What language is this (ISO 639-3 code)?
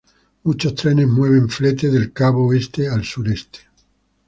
spa